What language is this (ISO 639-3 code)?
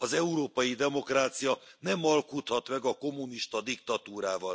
hun